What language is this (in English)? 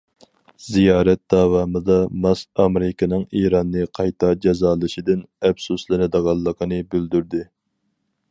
Uyghur